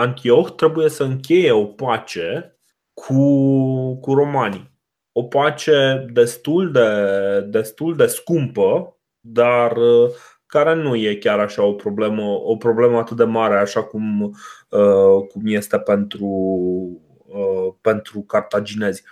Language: Romanian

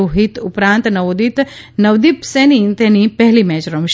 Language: Gujarati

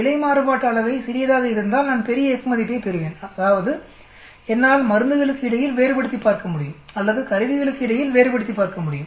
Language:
Tamil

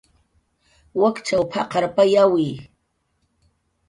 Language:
Jaqaru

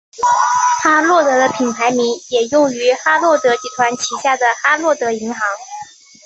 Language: Chinese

